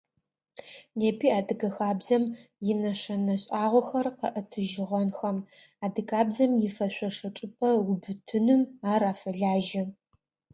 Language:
Adyghe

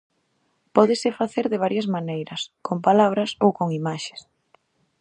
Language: Galician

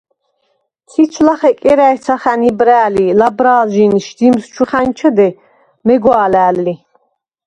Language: Svan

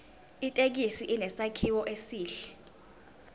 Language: Zulu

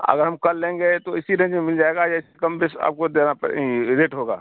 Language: Urdu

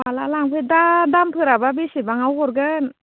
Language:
Bodo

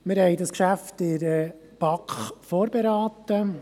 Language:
Swiss German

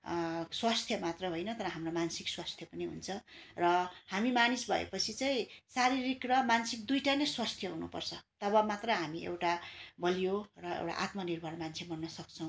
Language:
Nepali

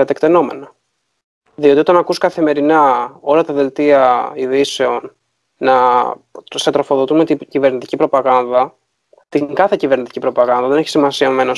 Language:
Greek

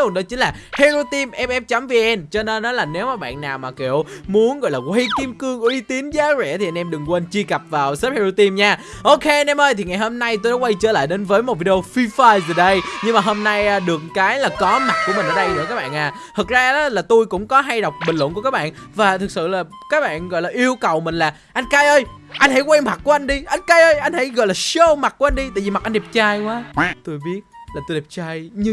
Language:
Vietnamese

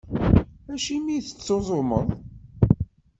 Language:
Kabyle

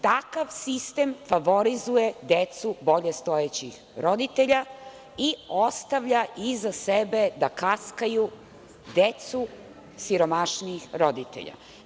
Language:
Serbian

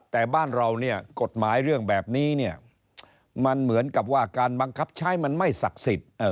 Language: Thai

